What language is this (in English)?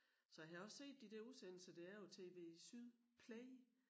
Danish